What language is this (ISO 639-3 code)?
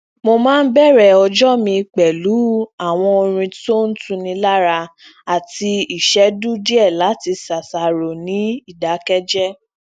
yor